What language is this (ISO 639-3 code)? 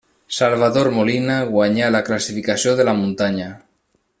cat